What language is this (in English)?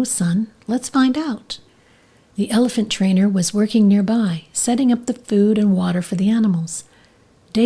English